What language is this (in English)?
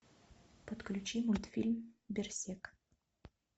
Russian